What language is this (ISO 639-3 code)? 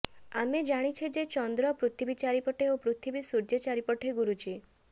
ori